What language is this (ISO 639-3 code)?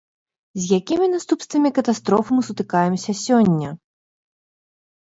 bel